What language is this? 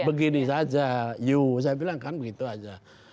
Indonesian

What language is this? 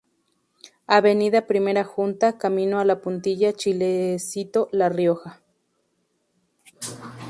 Spanish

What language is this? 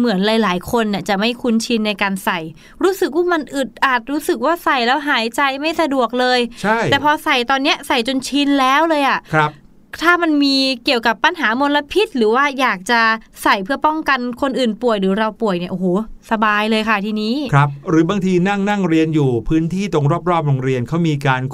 Thai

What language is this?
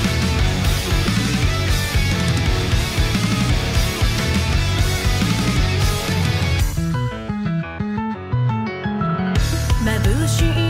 Japanese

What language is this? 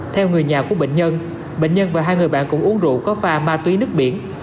Vietnamese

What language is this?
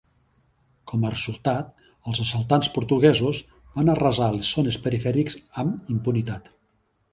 Catalan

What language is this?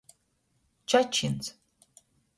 Latgalian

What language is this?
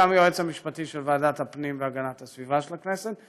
Hebrew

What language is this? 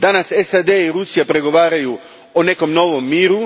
Croatian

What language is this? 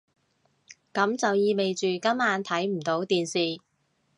Cantonese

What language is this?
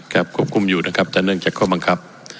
Thai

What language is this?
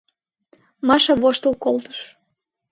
Mari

